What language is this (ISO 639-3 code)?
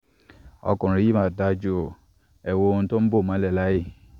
yor